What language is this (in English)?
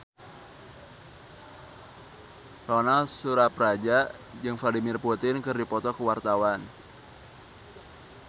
Sundanese